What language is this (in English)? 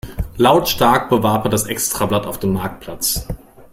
German